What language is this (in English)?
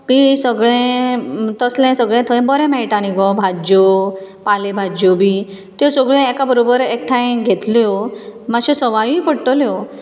Konkani